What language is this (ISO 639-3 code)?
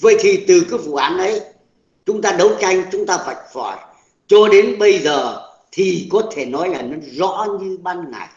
vie